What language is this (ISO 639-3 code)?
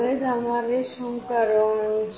guj